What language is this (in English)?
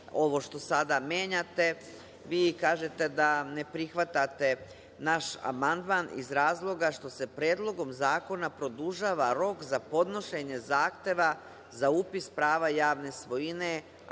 Serbian